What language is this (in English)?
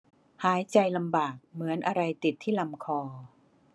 Thai